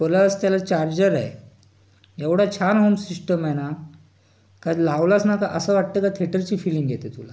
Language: Marathi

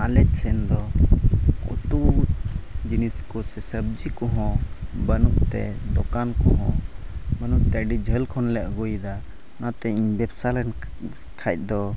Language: Santali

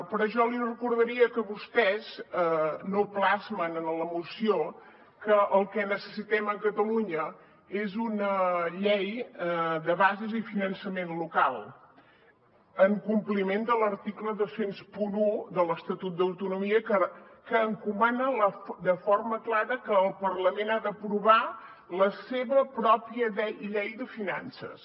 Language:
Catalan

